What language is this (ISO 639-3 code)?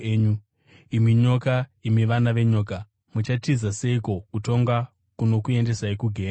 sna